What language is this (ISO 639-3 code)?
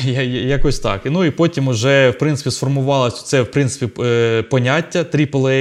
ukr